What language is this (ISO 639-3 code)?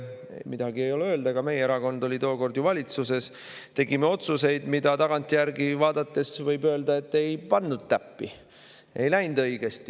est